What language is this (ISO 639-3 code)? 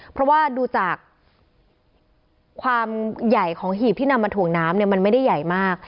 tha